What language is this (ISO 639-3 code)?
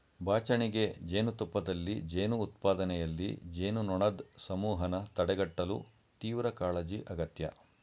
kan